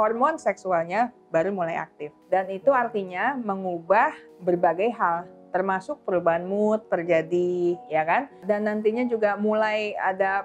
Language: Indonesian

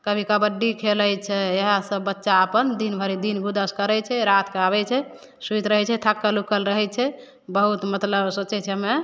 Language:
Maithili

